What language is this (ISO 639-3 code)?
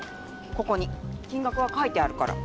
jpn